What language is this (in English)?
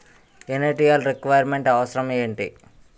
Telugu